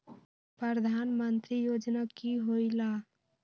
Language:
Magahi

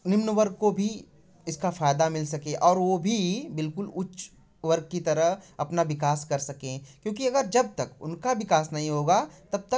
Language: Hindi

